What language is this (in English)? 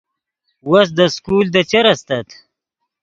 Yidgha